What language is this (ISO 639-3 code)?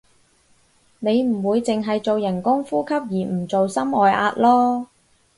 yue